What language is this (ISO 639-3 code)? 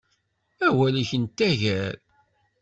kab